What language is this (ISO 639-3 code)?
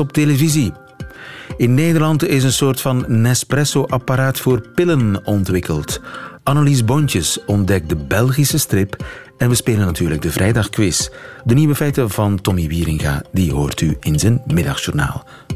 nld